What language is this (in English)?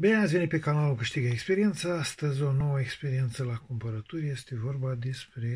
Romanian